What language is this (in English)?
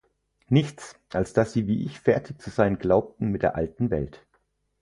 German